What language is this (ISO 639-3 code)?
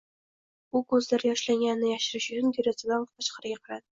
uzb